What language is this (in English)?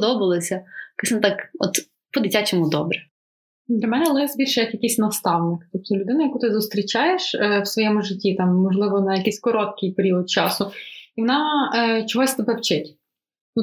Ukrainian